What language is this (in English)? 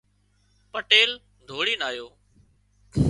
Wadiyara Koli